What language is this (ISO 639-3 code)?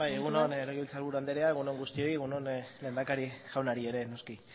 eus